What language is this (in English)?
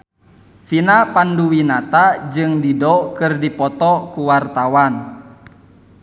Sundanese